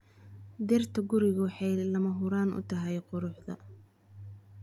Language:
Somali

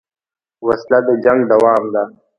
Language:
Pashto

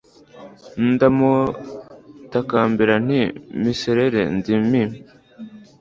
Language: Kinyarwanda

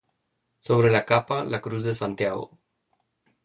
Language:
Spanish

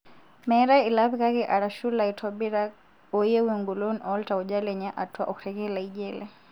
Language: Masai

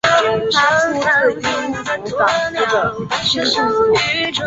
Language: Chinese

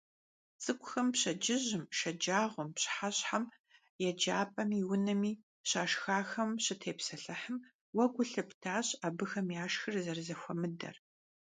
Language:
Kabardian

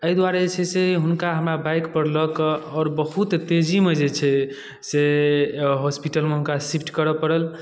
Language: Maithili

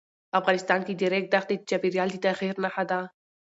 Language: Pashto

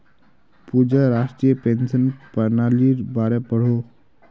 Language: Magahi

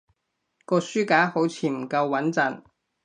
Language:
Cantonese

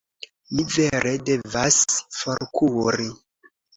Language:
Esperanto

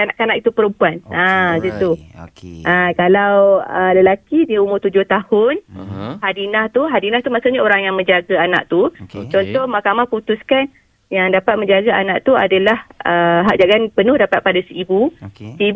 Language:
Malay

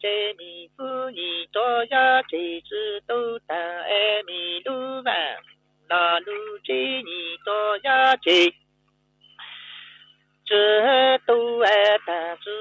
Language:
Vietnamese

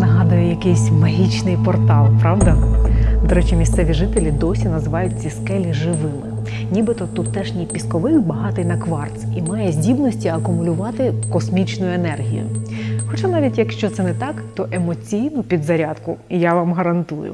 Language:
Ukrainian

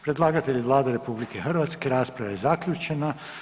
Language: Croatian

